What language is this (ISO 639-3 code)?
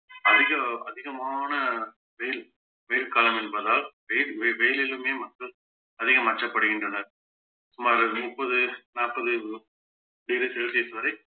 tam